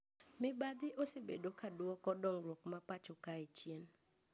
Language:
Luo (Kenya and Tanzania)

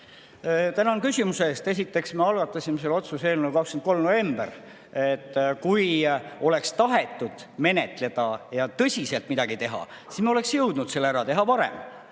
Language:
Estonian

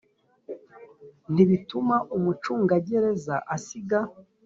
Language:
Kinyarwanda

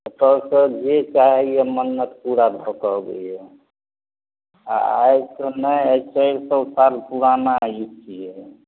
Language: Maithili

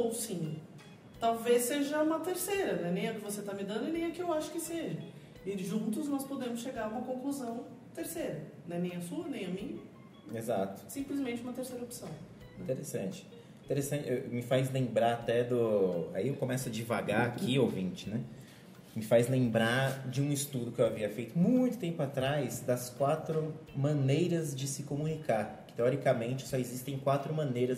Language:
Portuguese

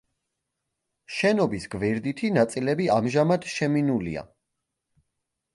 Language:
Georgian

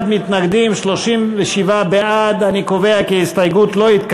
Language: Hebrew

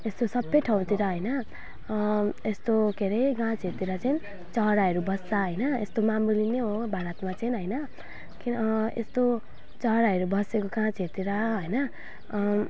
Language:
Nepali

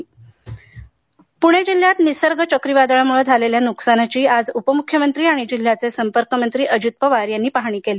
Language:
Marathi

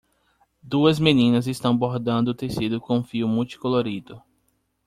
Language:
Portuguese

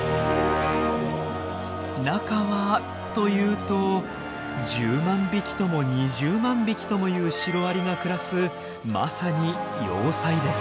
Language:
Japanese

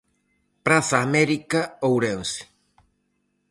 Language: Galician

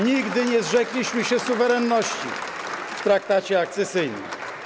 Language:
Polish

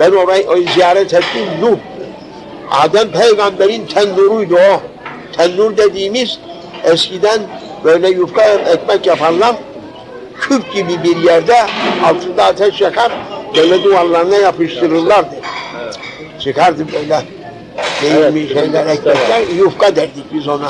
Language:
Turkish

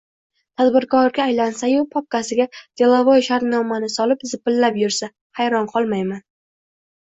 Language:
Uzbek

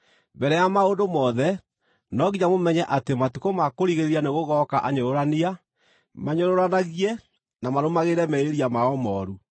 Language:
Kikuyu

